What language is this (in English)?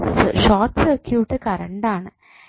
Malayalam